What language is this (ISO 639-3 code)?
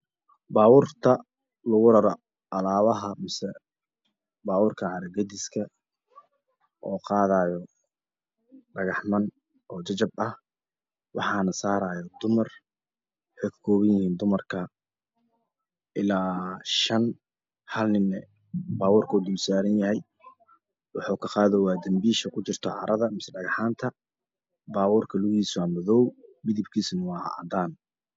som